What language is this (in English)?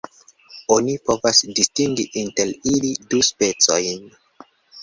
Esperanto